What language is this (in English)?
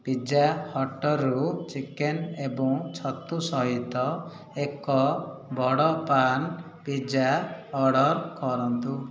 Odia